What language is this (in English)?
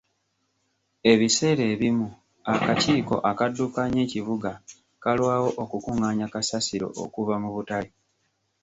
Ganda